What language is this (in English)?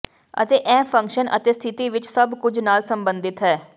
Punjabi